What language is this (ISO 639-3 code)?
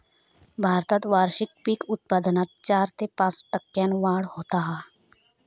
mar